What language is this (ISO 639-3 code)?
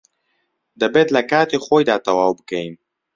ckb